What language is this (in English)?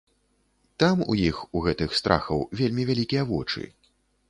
Belarusian